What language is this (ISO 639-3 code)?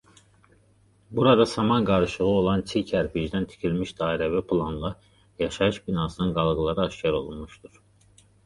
aze